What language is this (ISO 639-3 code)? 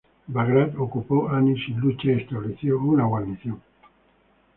spa